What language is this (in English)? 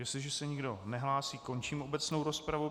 Czech